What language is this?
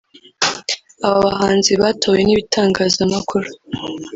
Kinyarwanda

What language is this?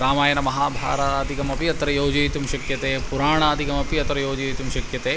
Sanskrit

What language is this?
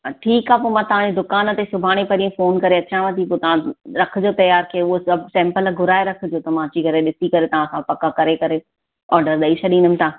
Sindhi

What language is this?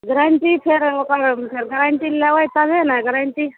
Maithili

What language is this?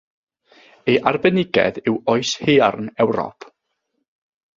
Welsh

